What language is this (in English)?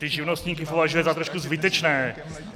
Czech